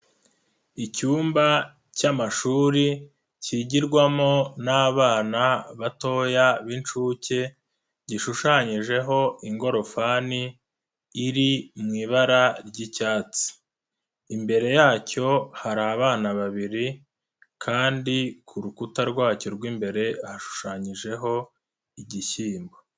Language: Kinyarwanda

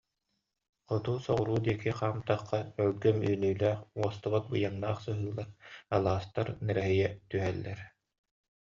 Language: Yakut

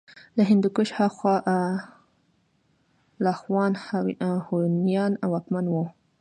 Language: Pashto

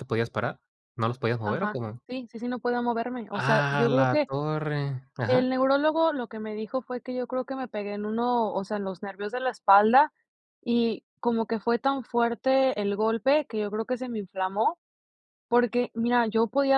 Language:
Spanish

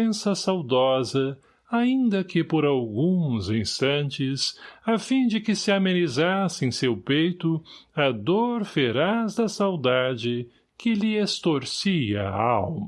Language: Portuguese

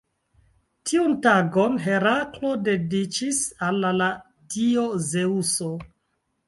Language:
Esperanto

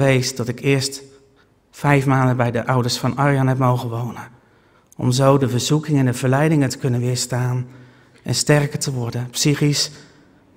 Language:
Dutch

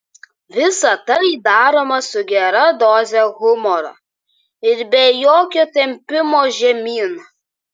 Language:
Lithuanian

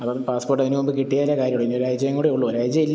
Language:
Malayalam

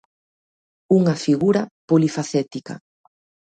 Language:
Galician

